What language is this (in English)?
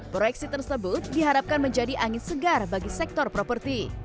Indonesian